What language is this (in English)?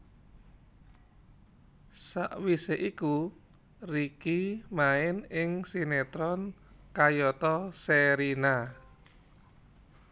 Javanese